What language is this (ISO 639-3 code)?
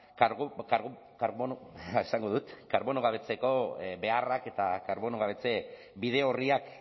eus